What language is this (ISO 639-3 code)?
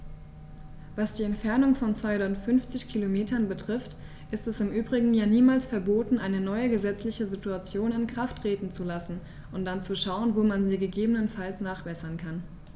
deu